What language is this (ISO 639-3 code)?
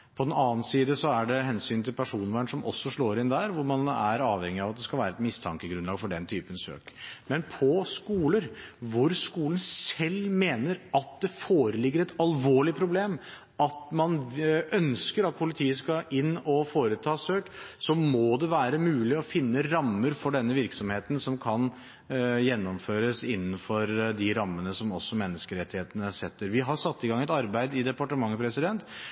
nob